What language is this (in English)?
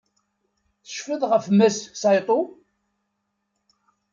Kabyle